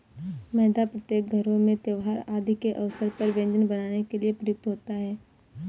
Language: Hindi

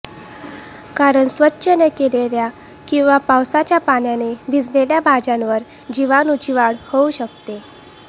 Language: Marathi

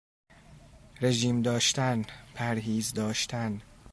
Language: Persian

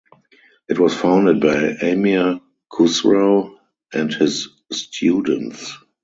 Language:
English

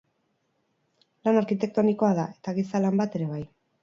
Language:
Basque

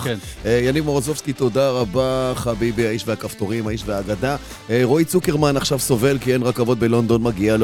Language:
Hebrew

